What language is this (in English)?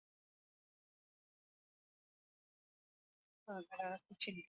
Ganda